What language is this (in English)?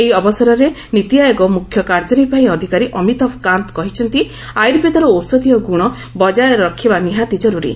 Odia